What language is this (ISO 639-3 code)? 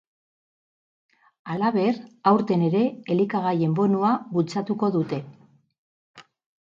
eus